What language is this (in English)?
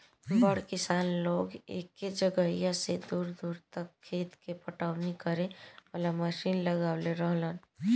Bhojpuri